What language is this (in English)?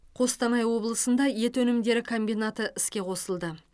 Kazakh